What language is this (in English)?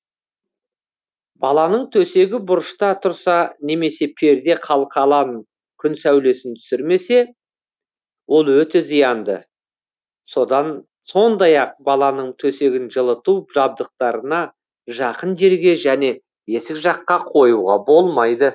Kazakh